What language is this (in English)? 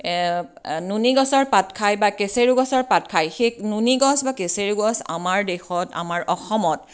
Assamese